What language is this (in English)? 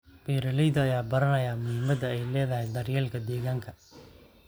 Somali